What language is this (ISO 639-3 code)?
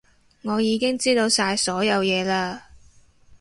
yue